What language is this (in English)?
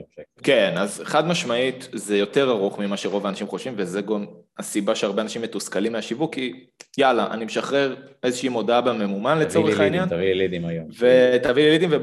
Hebrew